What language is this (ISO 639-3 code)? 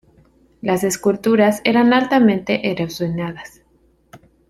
spa